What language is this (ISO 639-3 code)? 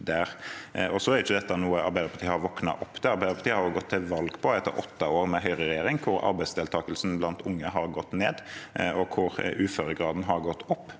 nor